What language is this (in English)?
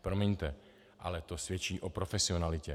Czech